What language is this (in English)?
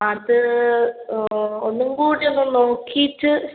Malayalam